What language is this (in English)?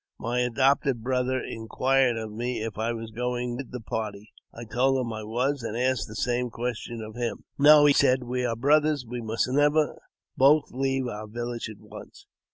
English